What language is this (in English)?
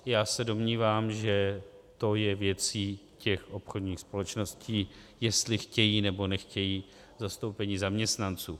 Czech